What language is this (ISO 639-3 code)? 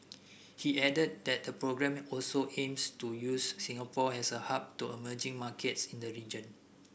eng